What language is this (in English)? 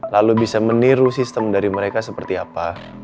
Indonesian